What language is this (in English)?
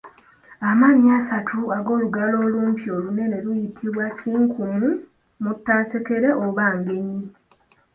Ganda